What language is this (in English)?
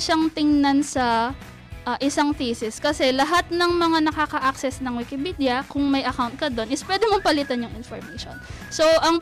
Filipino